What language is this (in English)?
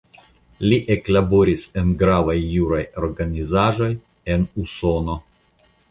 Esperanto